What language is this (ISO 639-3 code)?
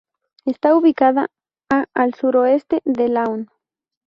spa